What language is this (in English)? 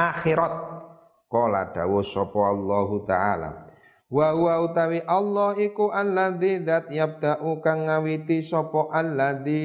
Indonesian